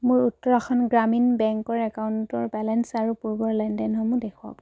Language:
Assamese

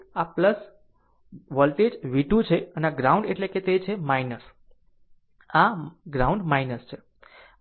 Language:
Gujarati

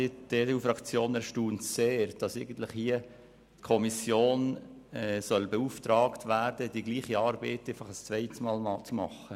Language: Swiss German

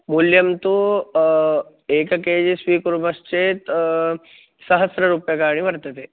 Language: Sanskrit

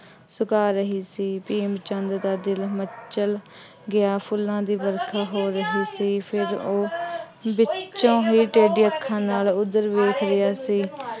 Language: Punjabi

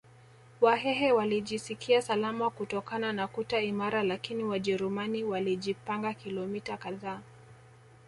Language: Swahili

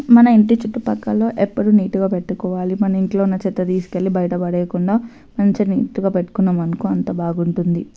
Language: Telugu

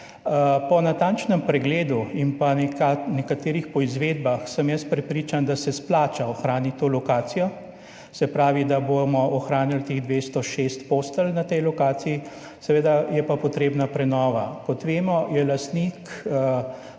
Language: Slovenian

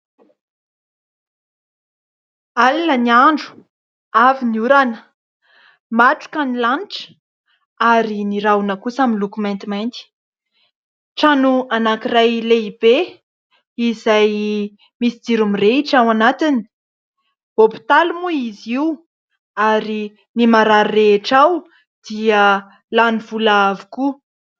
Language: Malagasy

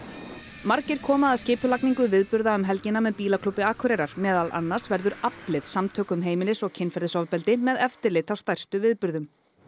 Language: Icelandic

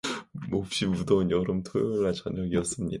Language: Korean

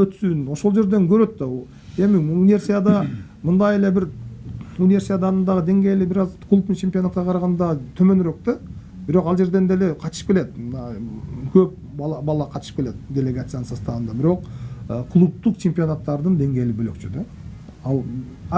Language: Turkish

